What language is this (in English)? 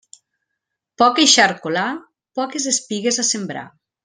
Catalan